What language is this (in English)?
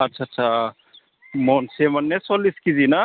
Bodo